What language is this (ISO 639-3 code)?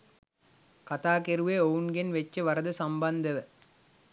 sin